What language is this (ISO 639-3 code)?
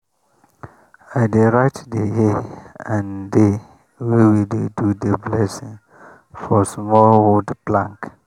pcm